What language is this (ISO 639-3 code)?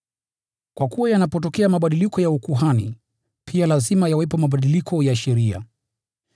swa